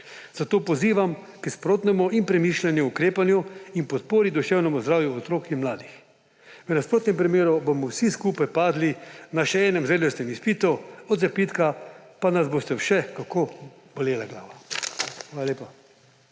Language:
Slovenian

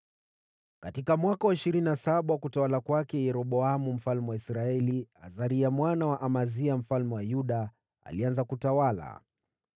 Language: Swahili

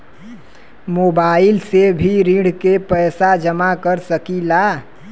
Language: Bhojpuri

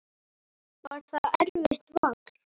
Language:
Icelandic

